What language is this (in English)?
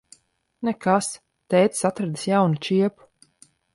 Latvian